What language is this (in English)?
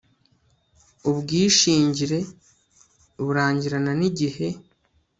Kinyarwanda